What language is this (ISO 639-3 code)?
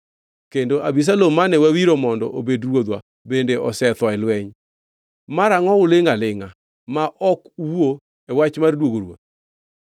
luo